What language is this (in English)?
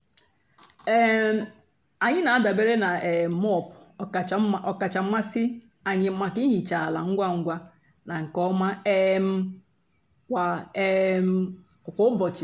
Igbo